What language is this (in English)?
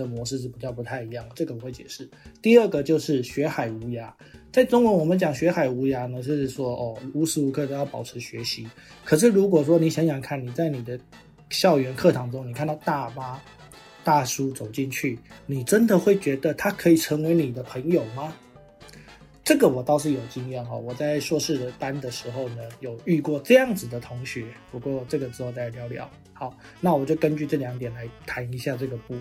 Chinese